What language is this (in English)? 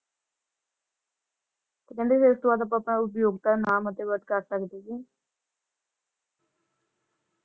Punjabi